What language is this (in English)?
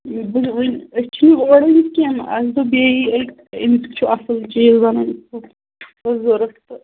Kashmiri